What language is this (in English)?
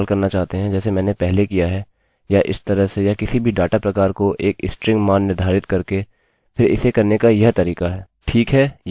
Hindi